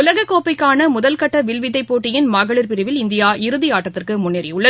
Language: Tamil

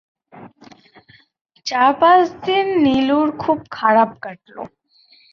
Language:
Bangla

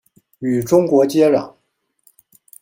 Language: Chinese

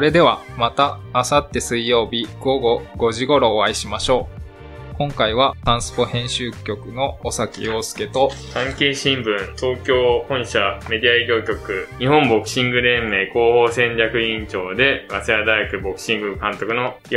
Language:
Japanese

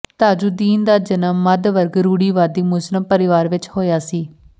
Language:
Punjabi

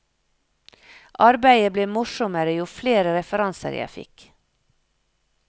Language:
Norwegian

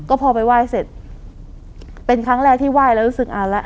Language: Thai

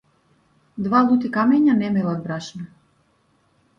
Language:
Macedonian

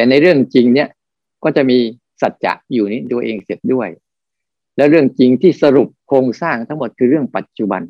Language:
Thai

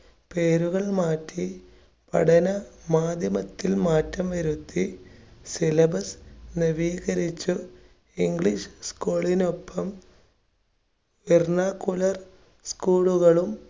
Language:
Malayalam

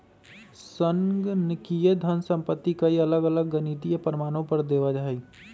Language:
Magahi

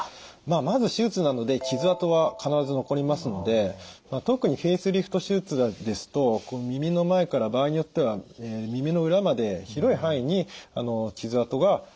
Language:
Japanese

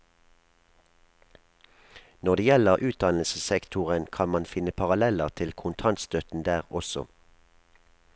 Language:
Norwegian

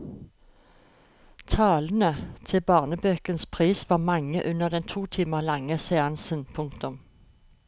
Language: Norwegian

